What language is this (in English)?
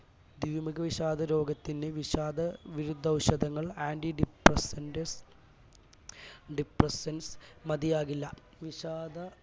Malayalam